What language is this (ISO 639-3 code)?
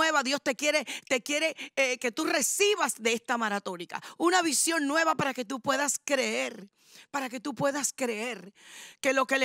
spa